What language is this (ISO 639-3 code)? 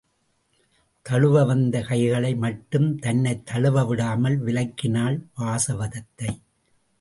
tam